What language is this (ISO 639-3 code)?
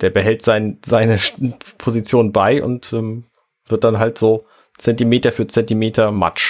deu